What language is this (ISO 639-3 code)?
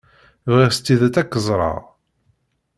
kab